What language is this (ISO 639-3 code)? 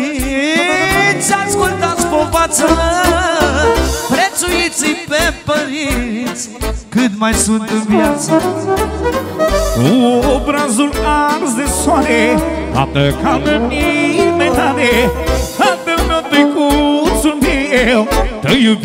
ron